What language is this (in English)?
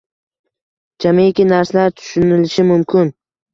Uzbek